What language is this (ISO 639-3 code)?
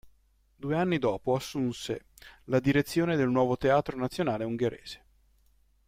ita